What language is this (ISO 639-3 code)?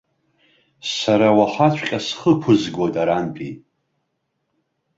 abk